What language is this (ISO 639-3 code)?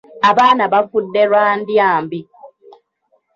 lug